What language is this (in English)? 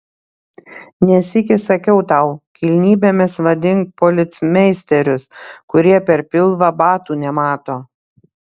Lithuanian